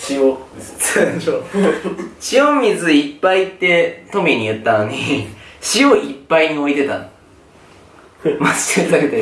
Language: Japanese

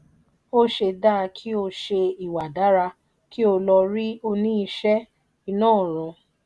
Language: Yoruba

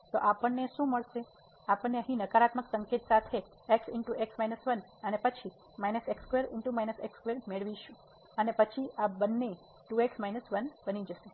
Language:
Gujarati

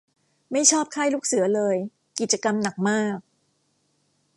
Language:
Thai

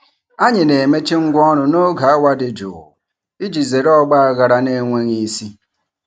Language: Igbo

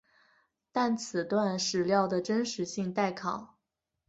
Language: Chinese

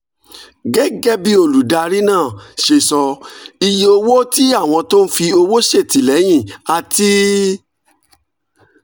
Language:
Yoruba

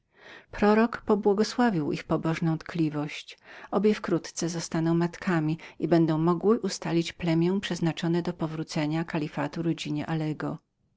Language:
Polish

